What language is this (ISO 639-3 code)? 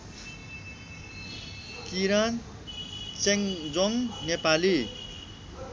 nep